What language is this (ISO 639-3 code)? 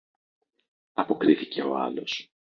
ell